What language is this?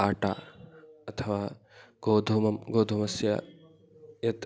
Sanskrit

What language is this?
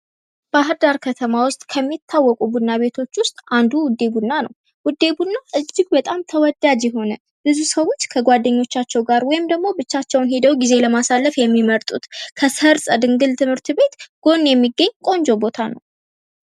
Amharic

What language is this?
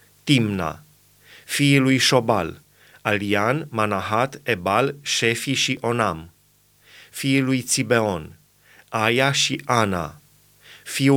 Romanian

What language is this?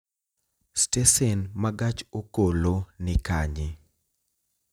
Luo (Kenya and Tanzania)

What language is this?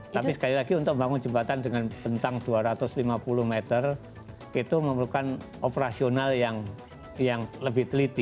Indonesian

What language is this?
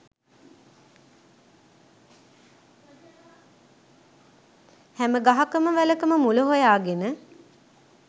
Sinhala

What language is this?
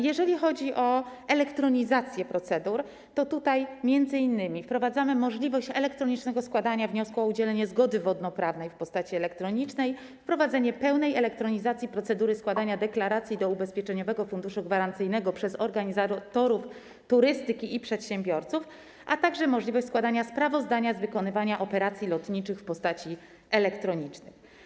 Polish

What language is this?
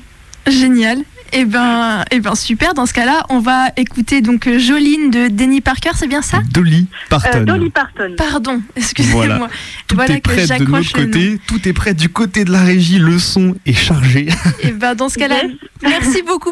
French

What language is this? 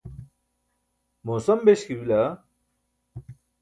Burushaski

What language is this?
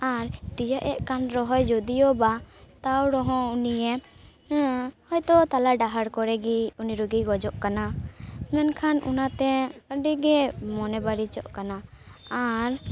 Santali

